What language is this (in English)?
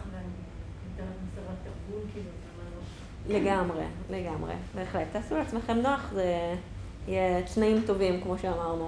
Hebrew